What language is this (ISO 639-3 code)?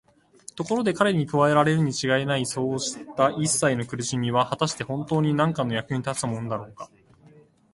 jpn